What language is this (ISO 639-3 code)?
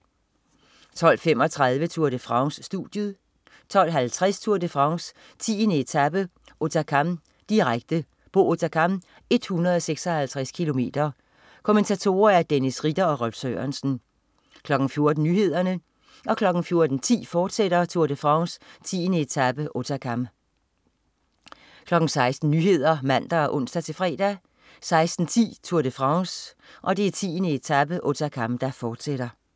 dan